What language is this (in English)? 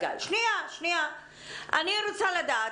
Hebrew